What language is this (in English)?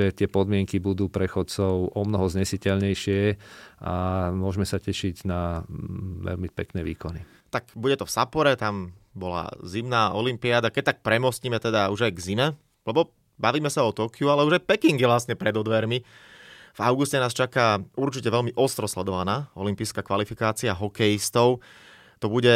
Slovak